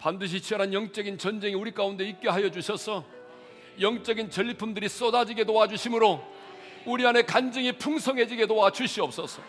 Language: Korean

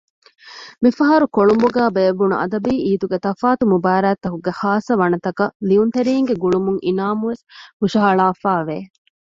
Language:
Divehi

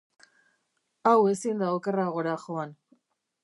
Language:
Basque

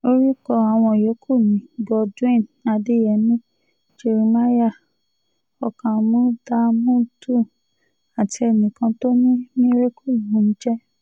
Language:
Yoruba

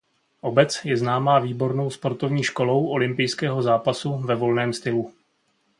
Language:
Czech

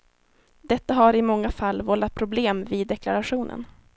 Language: Swedish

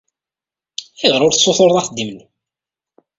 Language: Kabyle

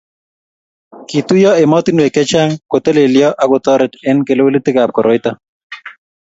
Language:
Kalenjin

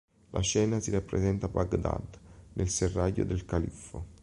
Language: Italian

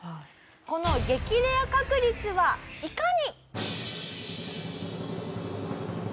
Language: Japanese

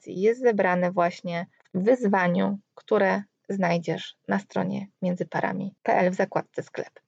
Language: Polish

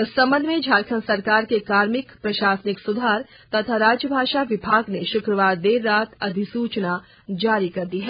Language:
Hindi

